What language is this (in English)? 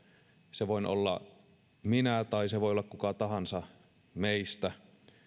Finnish